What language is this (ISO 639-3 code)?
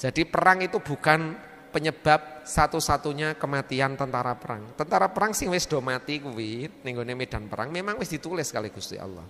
ind